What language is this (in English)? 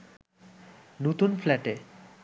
Bangla